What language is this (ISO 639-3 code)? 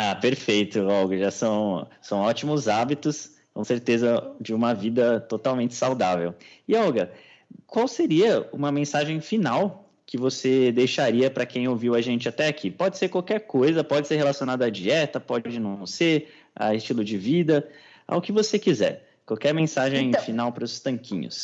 por